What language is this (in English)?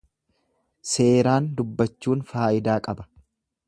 Oromo